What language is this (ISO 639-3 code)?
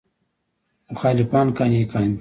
pus